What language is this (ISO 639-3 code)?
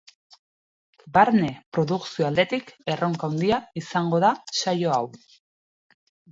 eus